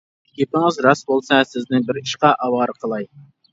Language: Uyghur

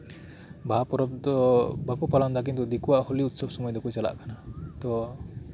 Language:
Santali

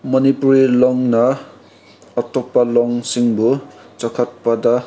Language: Manipuri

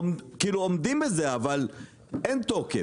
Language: Hebrew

